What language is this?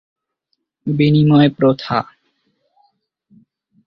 Bangla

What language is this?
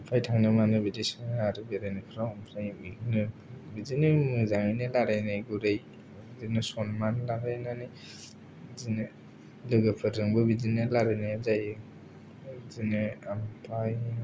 Bodo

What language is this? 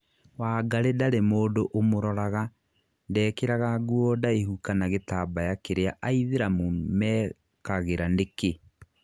Kikuyu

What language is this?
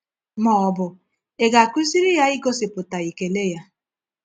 Igbo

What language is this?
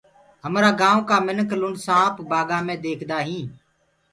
Gurgula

